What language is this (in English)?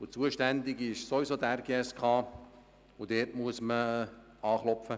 Swiss German